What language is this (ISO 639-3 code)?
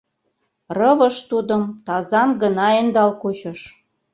chm